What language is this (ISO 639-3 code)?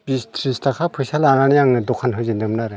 brx